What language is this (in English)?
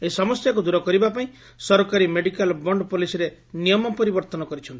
Odia